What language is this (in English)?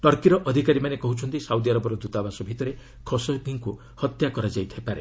Odia